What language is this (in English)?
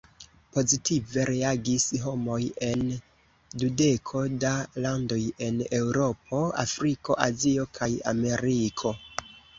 Esperanto